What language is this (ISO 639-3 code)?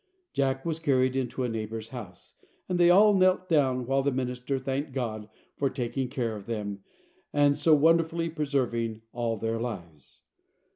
eng